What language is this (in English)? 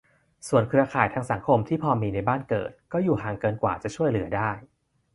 Thai